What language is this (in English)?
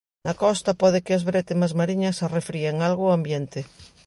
Galician